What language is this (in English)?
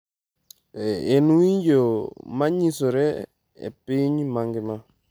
Luo (Kenya and Tanzania)